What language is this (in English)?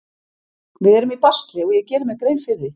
Icelandic